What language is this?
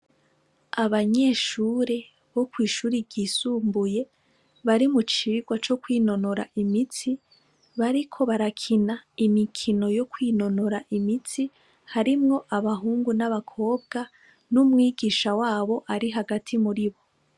Rundi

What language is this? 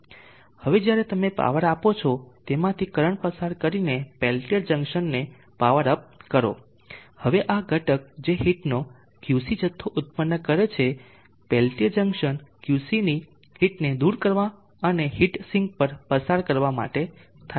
Gujarati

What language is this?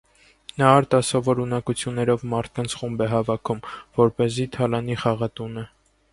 Armenian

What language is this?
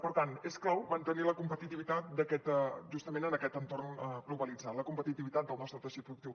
Catalan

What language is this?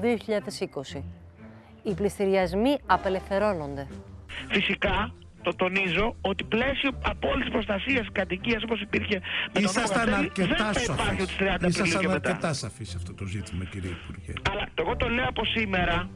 Greek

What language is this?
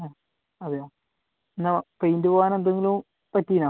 Malayalam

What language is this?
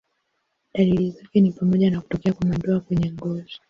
Swahili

